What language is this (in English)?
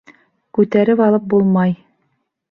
Bashkir